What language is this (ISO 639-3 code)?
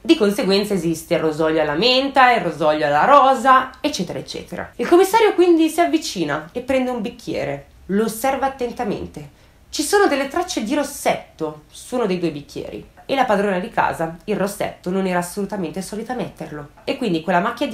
ita